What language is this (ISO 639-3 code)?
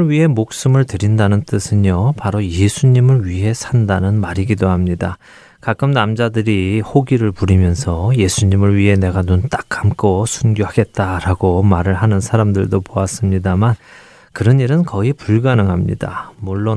kor